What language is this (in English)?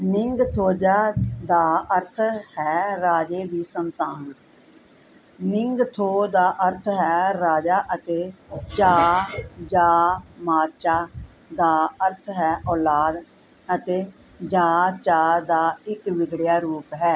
Punjabi